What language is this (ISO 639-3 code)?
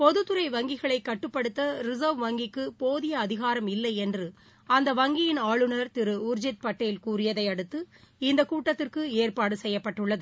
tam